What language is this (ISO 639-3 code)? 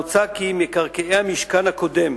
heb